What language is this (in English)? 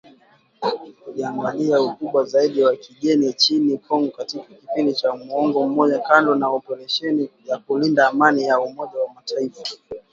Swahili